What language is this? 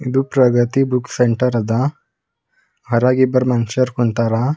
Kannada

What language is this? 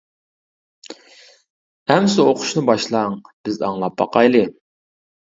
Uyghur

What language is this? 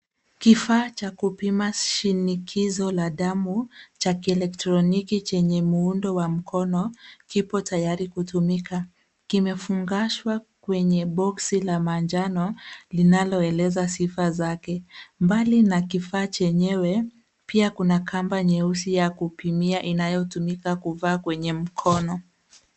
Swahili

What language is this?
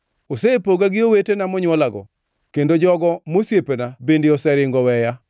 Luo (Kenya and Tanzania)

